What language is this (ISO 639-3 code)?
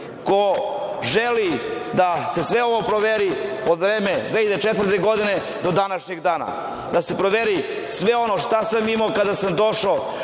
srp